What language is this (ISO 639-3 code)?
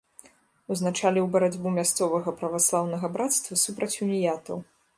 bel